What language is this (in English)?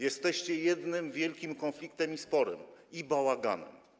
Polish